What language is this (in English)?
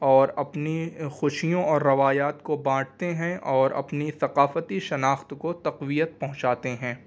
Urdu